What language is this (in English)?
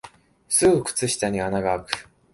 Japanese